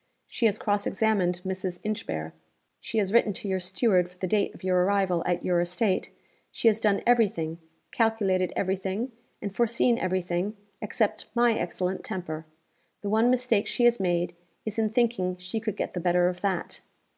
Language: English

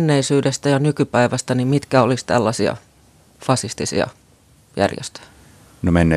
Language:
Finnish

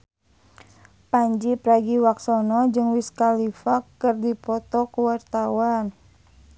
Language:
Sundanese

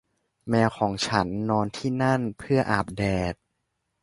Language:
Thai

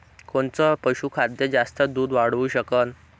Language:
Marathi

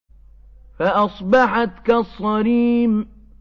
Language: Arabic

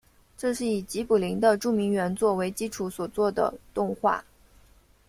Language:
Chinese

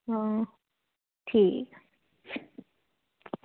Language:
Dogri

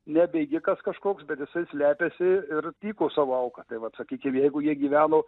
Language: Lithuanian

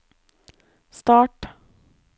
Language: Norwegian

